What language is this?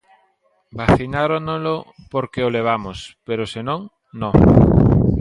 Galician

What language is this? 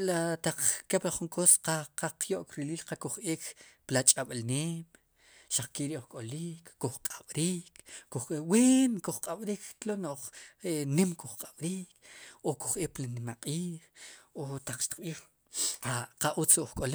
Sipacapense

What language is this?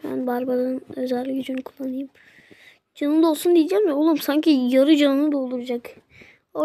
Turkish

